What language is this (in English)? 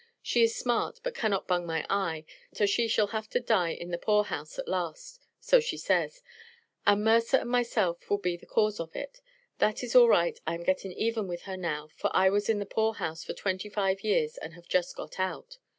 English